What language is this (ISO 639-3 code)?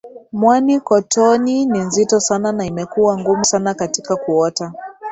swa